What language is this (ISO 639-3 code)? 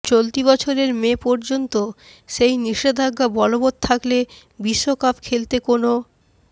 ben